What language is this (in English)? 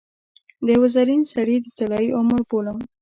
Pashto